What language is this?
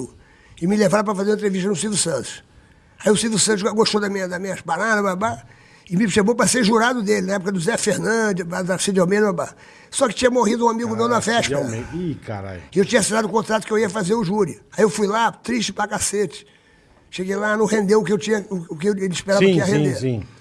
Portuguese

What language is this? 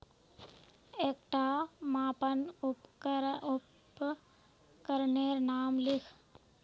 Magahi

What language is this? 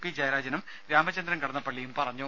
Malayalam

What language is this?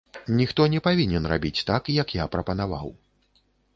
Belarusian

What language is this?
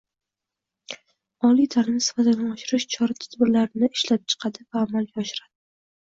Uzbek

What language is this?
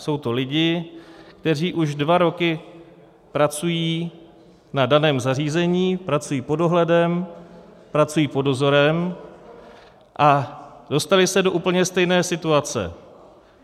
Czech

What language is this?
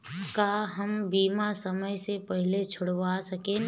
Bhojpuri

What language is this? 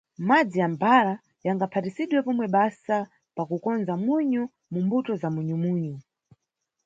Nyungwe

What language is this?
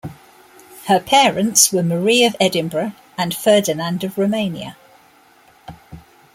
English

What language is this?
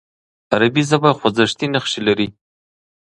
Pashto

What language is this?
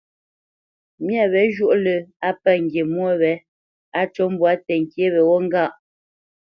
Bamenyam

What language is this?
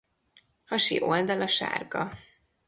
Hungarian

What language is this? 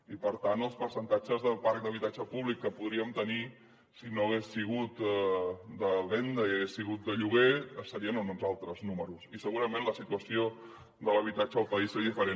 Catalan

